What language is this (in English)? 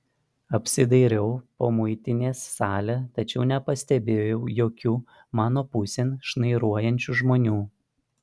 Lithuanian